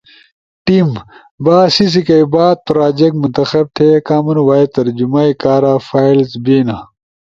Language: Ushojo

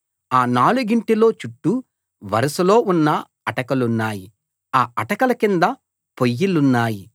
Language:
Telugu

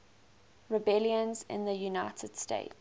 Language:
English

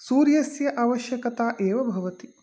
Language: Sanskrit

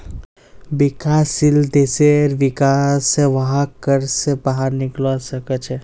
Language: Magahi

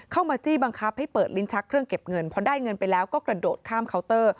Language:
Thai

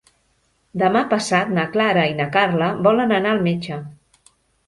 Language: Catalan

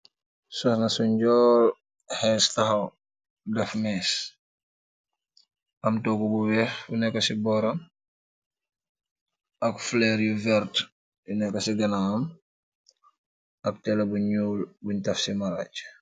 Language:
Wolof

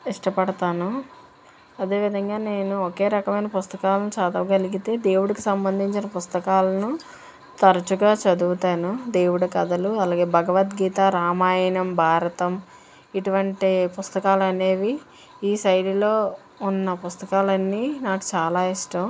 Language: Telugu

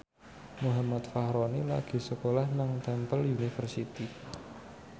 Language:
Javanese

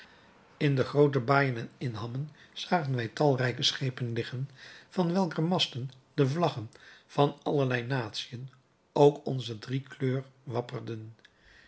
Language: Dutch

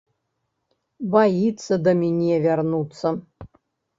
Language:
Belarusian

